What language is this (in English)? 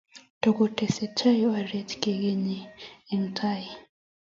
Kalenjin